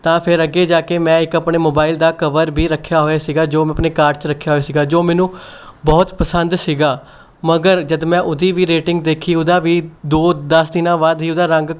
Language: Punjabi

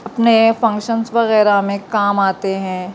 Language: Urdu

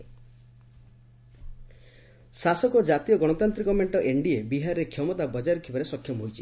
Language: Odia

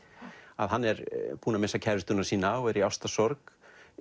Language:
Icelandic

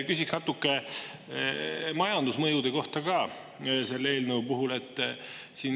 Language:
Estonian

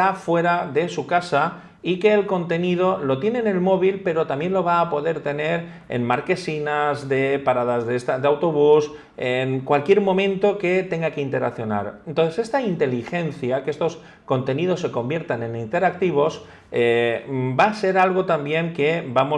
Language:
Spanish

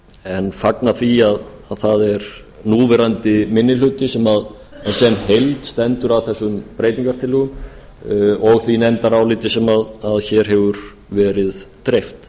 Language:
Icelandic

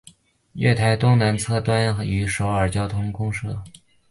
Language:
Chinese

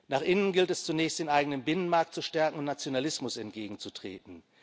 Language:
German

